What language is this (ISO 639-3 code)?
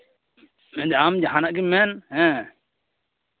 sat